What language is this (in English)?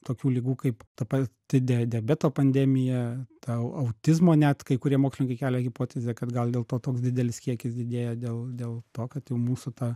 Lithuanian